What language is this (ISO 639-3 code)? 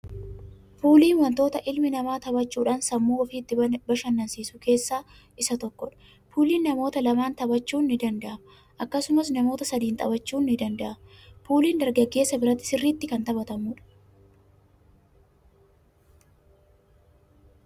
orm